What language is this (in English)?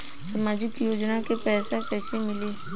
Bhojpuri